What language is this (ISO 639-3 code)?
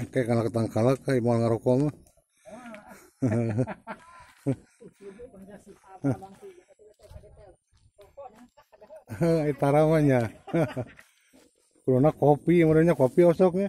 ind